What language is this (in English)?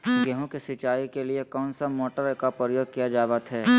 Magahi